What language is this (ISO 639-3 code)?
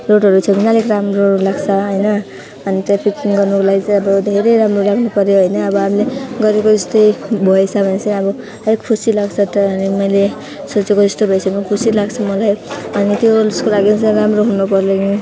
nep